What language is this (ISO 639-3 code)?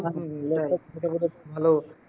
ben